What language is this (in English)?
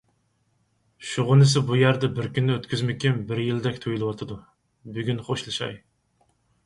Uyghur